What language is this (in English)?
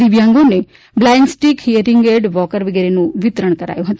Gujarati